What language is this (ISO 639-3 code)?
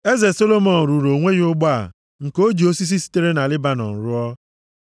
ibo